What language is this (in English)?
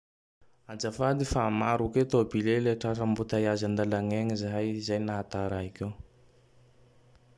Tandroy-Mahafaly Malagasy